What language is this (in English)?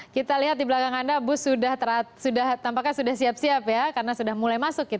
Indonesian